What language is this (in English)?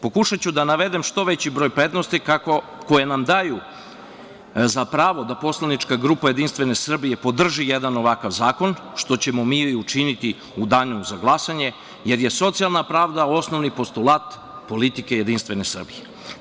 Serbian